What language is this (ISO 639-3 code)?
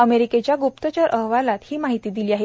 mar